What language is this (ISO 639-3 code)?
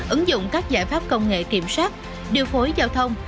vie